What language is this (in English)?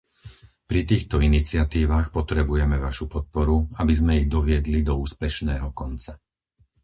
Slovak